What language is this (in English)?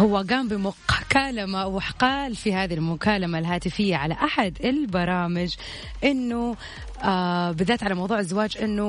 Arabic